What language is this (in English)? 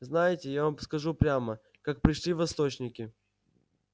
Russian